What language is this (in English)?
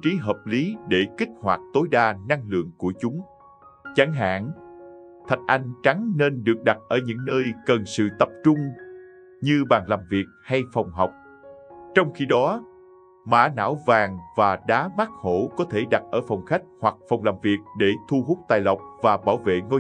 Vietnamese